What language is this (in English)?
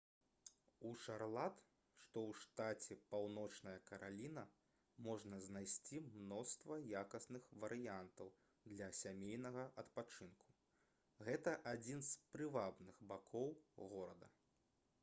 Belarusian